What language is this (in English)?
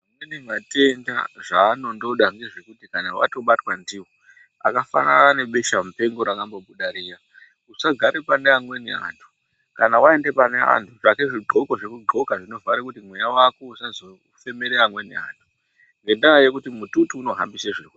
Ndau